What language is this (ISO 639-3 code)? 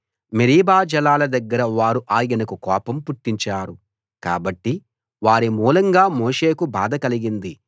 tel